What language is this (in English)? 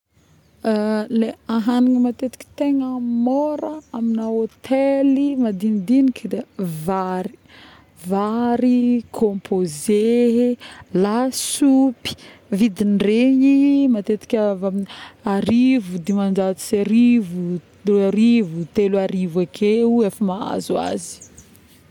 Northern Betsimisaraka Malagasy